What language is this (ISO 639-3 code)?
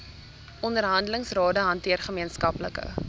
afr